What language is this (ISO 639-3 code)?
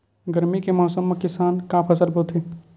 hne